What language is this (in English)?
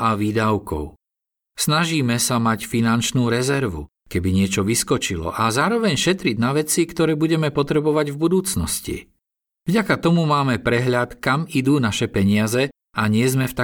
Slovak